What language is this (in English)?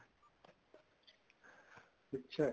Punjabi